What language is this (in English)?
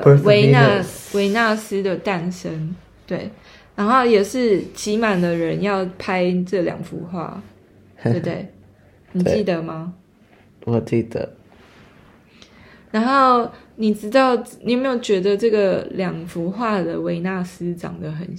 Chinese